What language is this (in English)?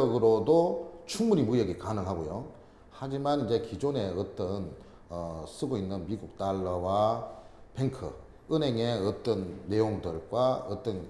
Korean